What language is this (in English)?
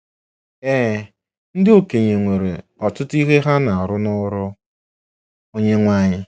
Igbo